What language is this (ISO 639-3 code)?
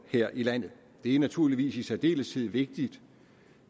dan